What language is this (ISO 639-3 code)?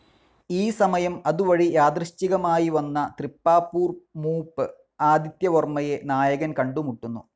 mal